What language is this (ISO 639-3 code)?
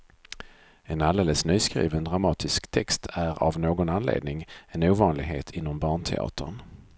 swe